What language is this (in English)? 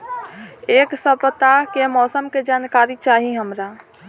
Bhojpuri